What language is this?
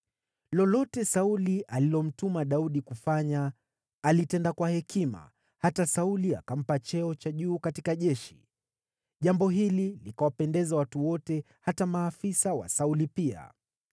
Swahili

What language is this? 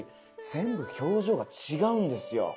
Japanese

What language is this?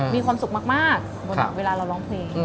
Thai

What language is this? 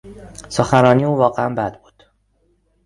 Persian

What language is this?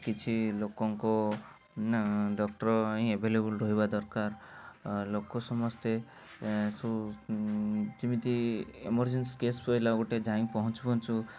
Odia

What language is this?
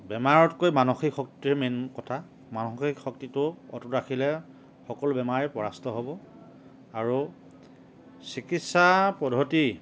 Assamese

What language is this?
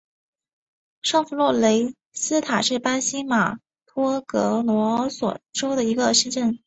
Chinese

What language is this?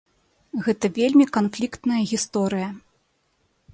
Belarusian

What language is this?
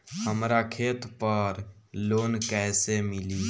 Bhojpuri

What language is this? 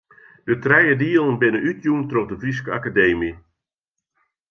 Western Frisian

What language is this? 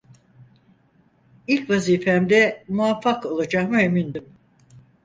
Turkish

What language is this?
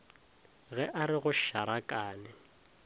Northern Sotho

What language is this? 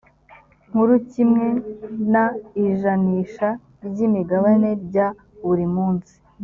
Kinyarwanda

